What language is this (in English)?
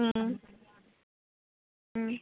Tamil